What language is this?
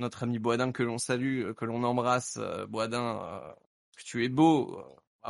French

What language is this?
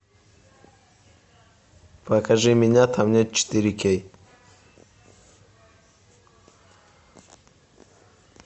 Russian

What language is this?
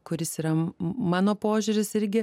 Lithuanian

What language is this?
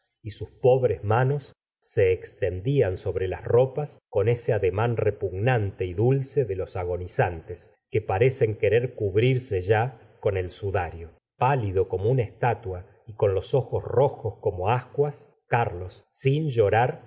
Spanish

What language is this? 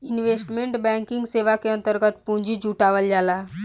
Bhojpuri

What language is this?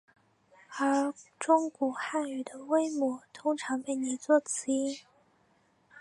Chinese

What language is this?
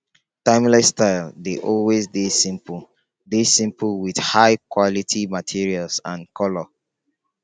Nigerian Pidgin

